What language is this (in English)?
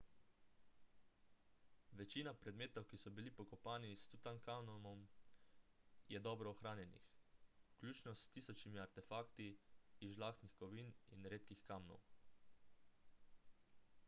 Slovenian